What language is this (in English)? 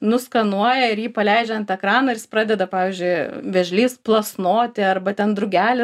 Lithuanian